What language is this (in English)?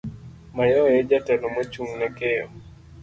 Luo (Kenya and Tanzania)